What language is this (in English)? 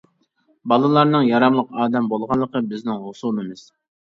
Uyghur